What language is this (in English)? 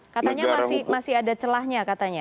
Indonesian